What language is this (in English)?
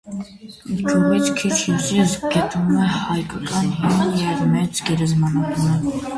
Armenian